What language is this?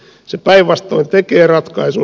Finnish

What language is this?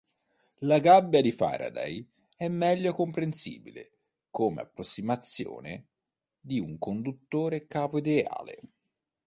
Italian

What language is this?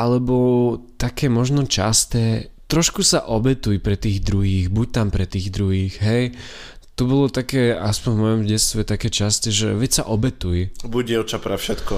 Slovak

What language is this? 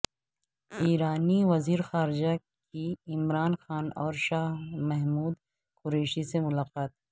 Urdu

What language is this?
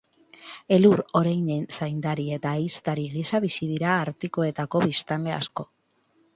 Basque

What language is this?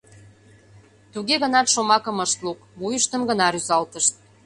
Mari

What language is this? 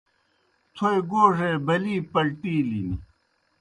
Kohistani Shina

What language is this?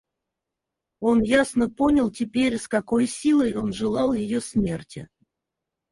Russian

